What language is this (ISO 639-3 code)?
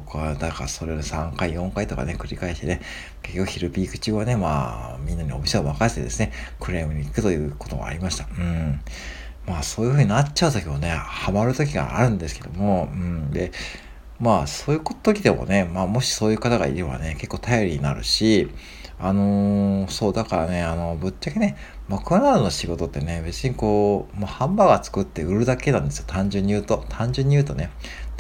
jpn